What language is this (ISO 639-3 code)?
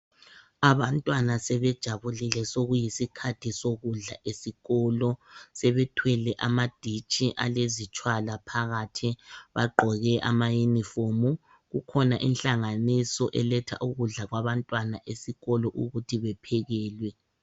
nde